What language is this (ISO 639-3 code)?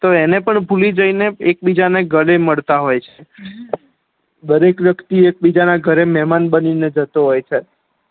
guj